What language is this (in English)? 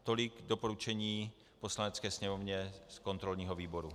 Czech